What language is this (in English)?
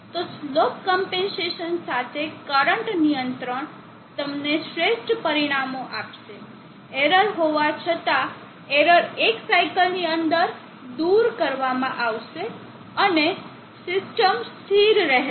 Gujarati